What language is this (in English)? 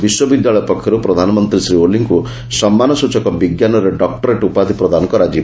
Odia